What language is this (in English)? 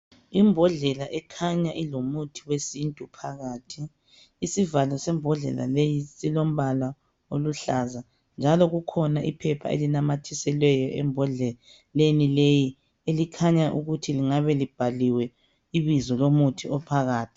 North Ndebele